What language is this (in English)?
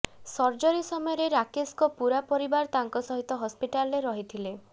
Odia